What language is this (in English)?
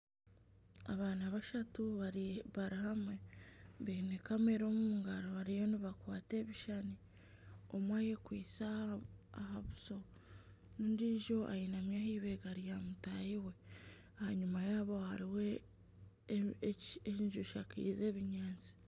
Nyankole